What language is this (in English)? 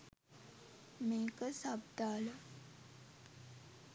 Sinhala